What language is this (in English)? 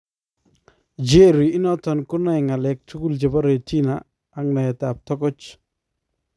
Kalenjin